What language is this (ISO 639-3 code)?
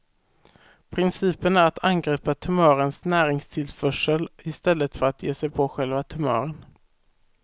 swe